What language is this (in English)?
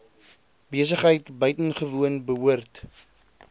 Afrikaans